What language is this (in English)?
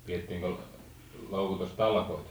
Finnish